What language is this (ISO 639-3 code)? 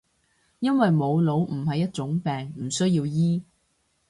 yue